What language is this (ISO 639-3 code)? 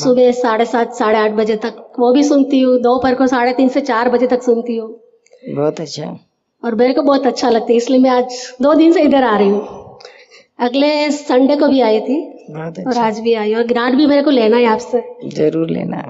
hin